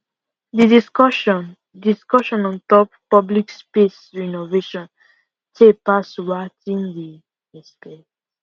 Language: Nigerian Pidgin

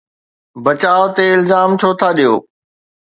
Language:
Sindhi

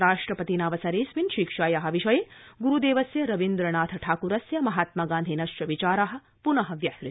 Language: Sanskrit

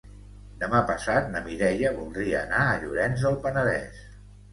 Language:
Catalan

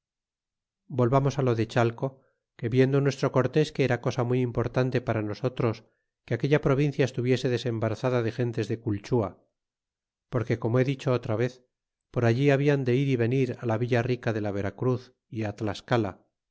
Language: Spanish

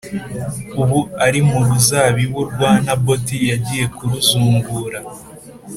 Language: Kinyarwanda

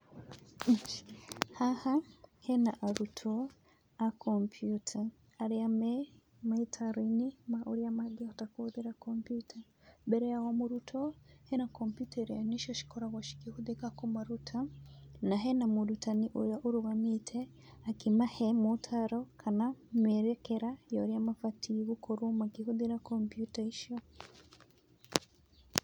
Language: Kikuyu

